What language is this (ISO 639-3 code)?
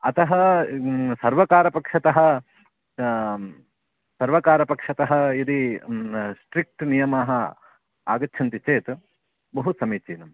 san